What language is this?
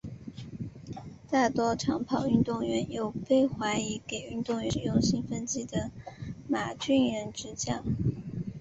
Chinese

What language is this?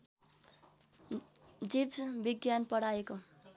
Nepali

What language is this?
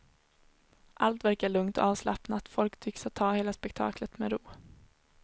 Swedish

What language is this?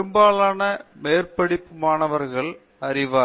Tamil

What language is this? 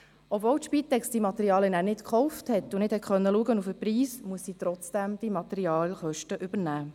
Swiss German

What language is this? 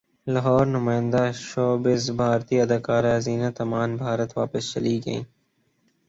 Urdu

